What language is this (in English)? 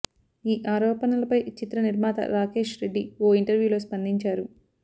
Telugu